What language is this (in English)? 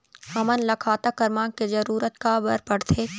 Chhattisgarhi